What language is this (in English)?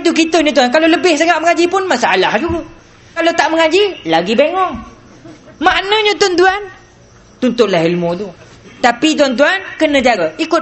Malay